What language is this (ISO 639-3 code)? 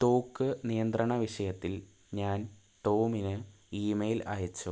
mal